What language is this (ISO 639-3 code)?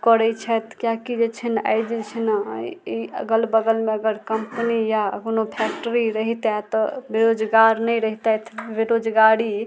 mai